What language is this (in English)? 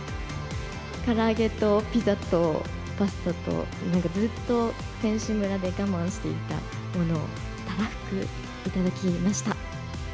Japanese